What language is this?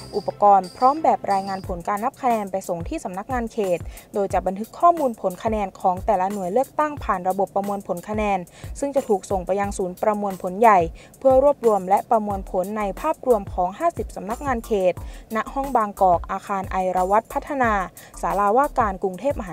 Thai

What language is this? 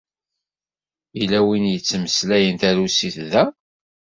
Kabyle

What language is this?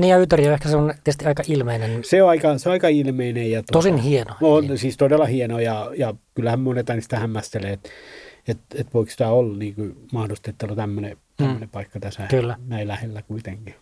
Finnish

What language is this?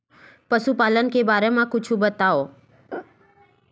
Chhattisgarhi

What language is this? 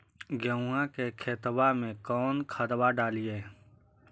Magahi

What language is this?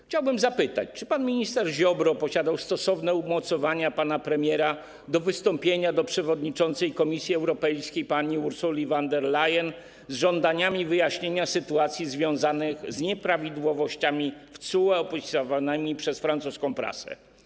Polish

